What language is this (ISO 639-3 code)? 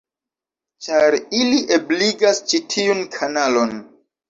epo